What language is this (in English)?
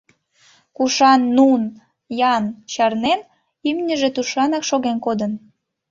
Mari